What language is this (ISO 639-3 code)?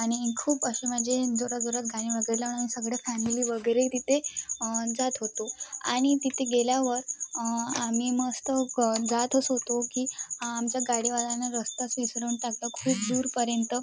mar